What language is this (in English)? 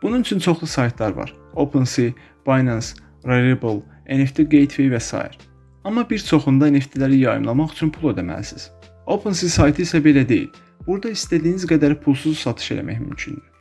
Turkish